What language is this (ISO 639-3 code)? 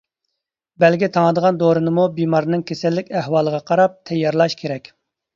uig